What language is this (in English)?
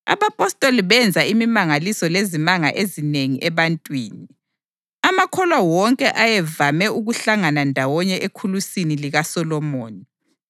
North Ndebele